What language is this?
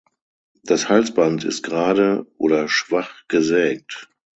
German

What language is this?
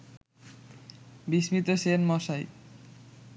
Bangla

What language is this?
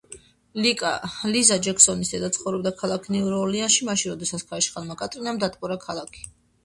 Georgian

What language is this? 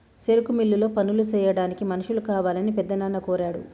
Telugu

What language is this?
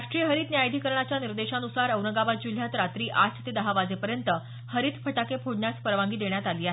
Marathi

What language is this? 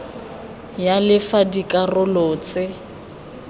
Tswana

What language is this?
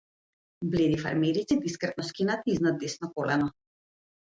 Macedonian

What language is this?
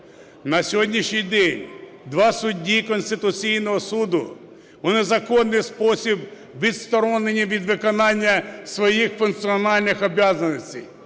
Ukrainian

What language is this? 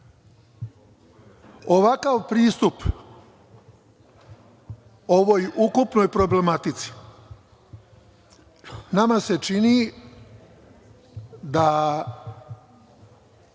Serbian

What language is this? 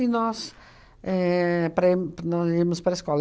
Portuguese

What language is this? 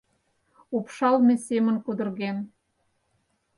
Mari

